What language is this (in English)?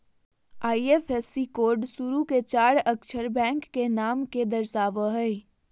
Magahi